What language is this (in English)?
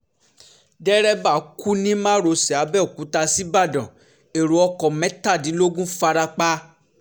Yoruba